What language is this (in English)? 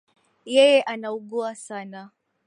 Swahili